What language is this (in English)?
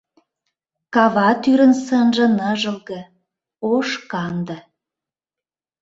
Mari